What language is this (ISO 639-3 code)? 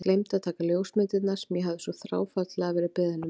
isl